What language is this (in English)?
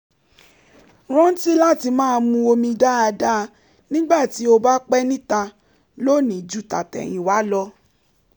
Yoruba